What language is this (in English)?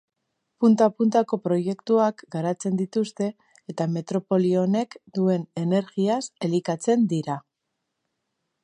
Basque